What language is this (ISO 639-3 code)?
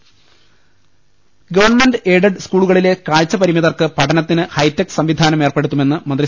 mal